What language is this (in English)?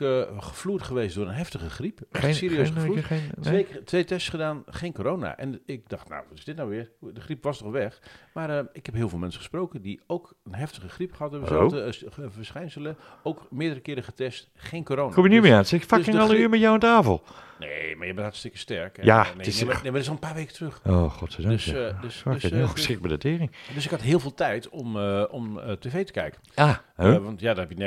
Dutch